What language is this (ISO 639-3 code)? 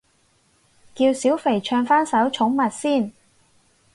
yue